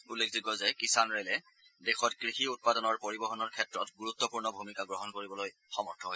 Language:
Assamese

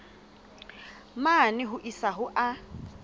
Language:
Southern Sotho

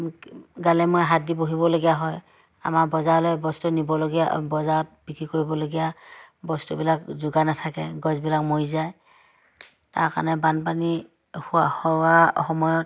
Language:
Assamese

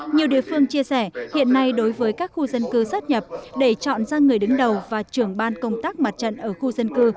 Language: Vietnamese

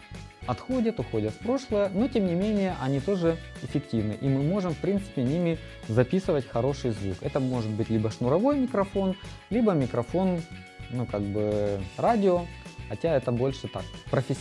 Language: Russian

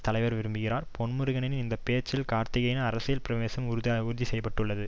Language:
Tamil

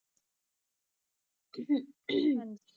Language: Punjabi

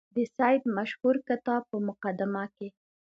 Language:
Pashto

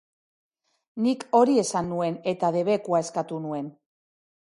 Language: Basque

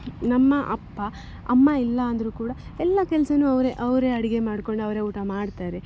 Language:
Kannada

